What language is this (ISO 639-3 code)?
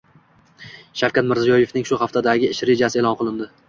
uzb